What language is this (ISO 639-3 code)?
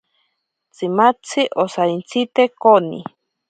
prq